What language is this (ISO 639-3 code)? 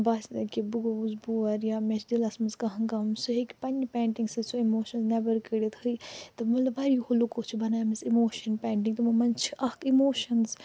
kas